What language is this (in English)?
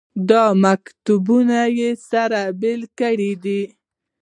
Pashto